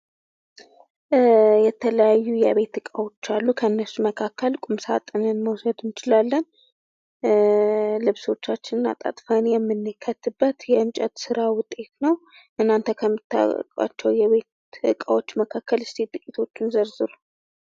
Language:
Amharic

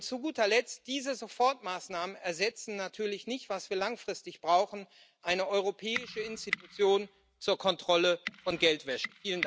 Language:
German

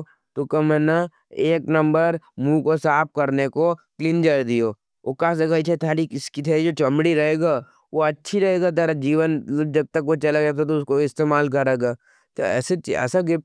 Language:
Nimadi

